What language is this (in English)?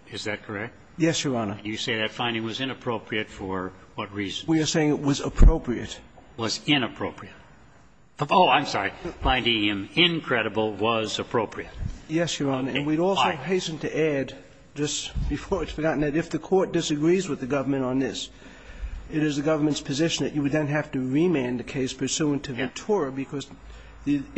English